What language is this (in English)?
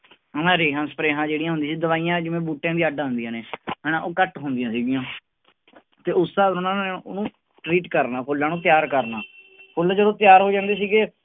Punjabi